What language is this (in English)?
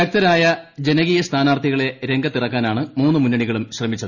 Malayalam